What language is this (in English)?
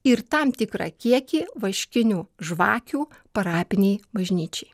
Lithuanian